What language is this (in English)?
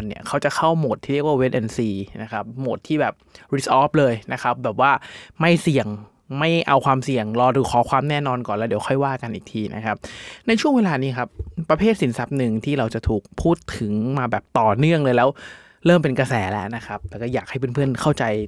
Thai